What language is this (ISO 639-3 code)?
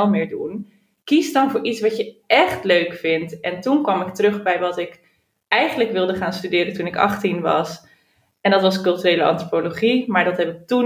nld